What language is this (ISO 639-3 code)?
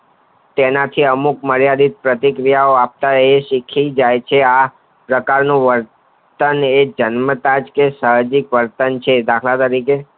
guj